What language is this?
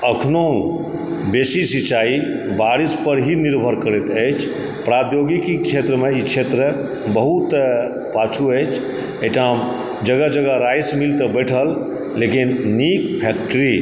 Maithili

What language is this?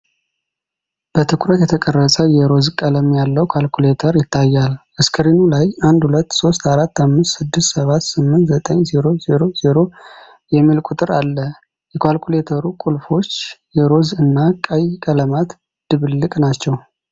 Amharic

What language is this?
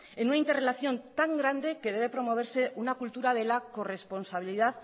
Spanish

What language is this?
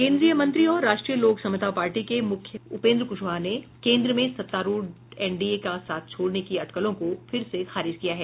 Hindi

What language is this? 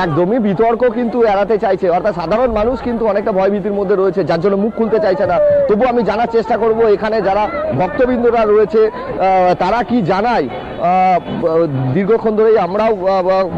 Bangla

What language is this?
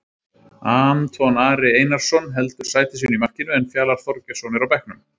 Icelandic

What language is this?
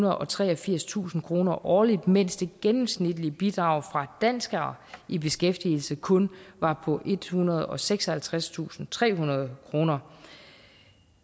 Danish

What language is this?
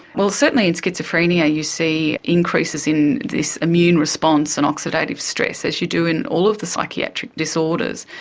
English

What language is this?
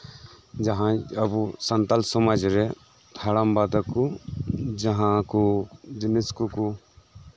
Santali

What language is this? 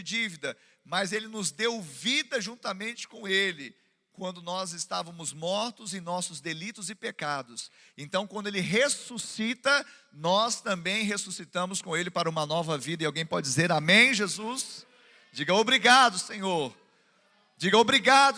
Portuguese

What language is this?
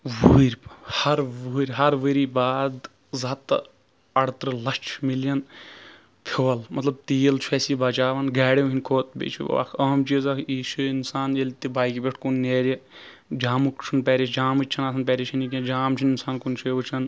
Kashmiri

